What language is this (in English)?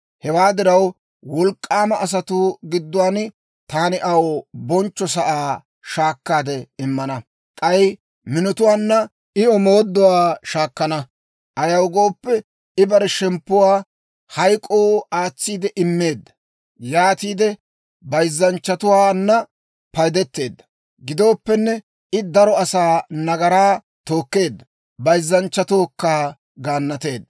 Dawro